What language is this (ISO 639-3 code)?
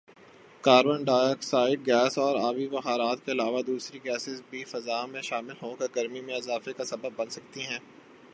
urd